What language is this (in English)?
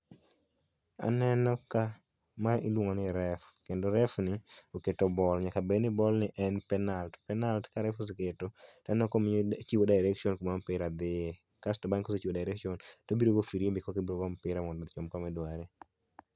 Luo (Kenya and Tanzania)